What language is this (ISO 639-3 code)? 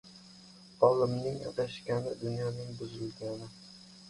uzb